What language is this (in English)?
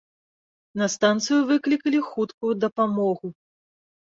Belarusian